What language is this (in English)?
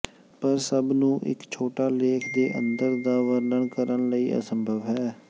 Punjabi